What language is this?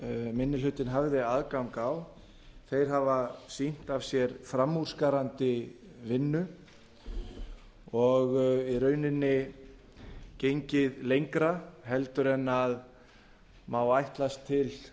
Icelandic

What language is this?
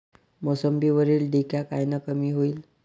Marathi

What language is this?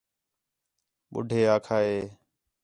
Khetrani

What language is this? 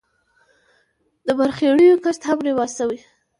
Pashto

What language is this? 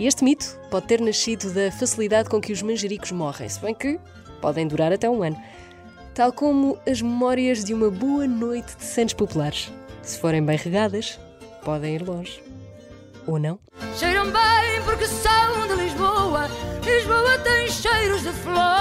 Portuguese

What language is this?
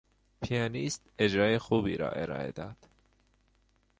Persian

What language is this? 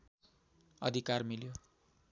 Nepali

